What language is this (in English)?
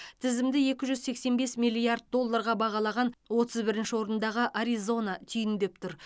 Kazakh